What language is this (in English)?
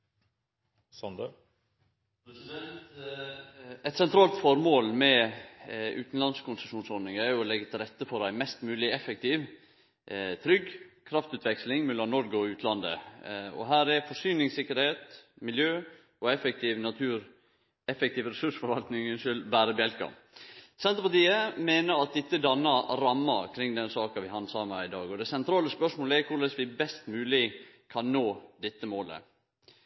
Norwegian